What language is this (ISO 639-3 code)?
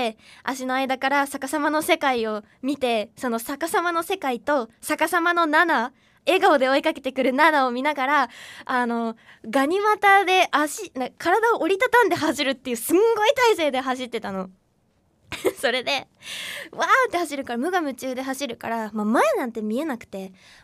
jpn